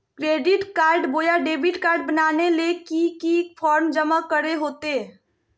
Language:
Magahi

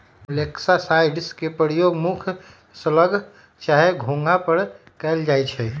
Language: Magahi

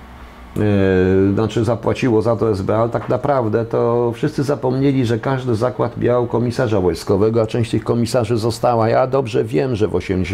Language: Polish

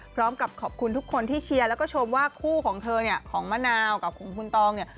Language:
Thai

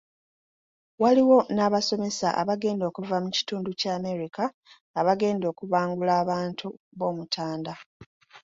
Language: Ganda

